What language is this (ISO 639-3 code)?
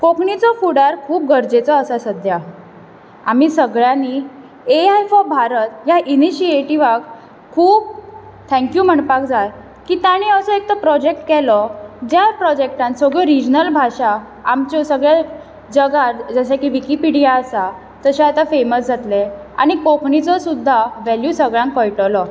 kok